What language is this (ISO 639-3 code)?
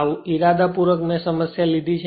guj